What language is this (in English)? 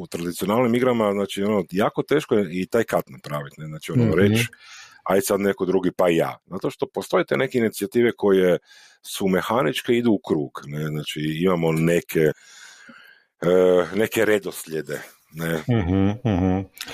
Croatian